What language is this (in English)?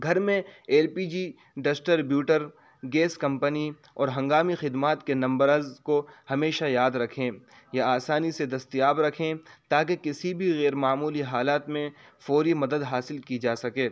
Urdu